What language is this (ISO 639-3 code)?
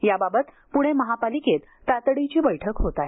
mar